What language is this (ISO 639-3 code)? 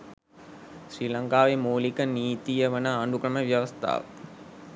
sin